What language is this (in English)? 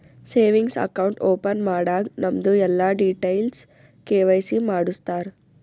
Kannada